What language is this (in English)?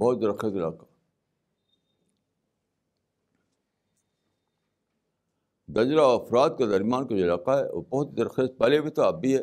Urdu